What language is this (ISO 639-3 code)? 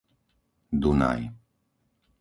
slk